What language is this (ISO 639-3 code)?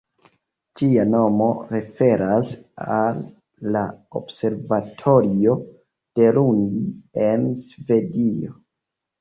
epo